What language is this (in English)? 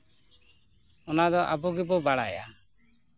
Santali